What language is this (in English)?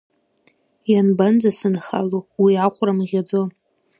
Abkhazian